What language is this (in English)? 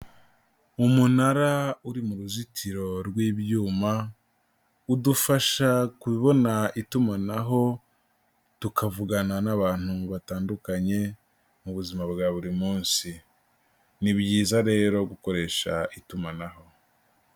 Kinyarwanda